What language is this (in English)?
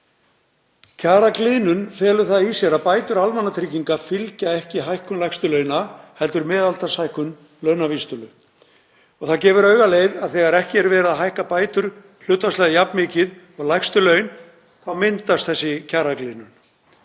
Icelandic